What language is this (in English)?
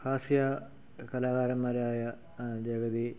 Malayalam